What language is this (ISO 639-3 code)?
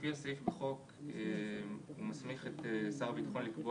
heb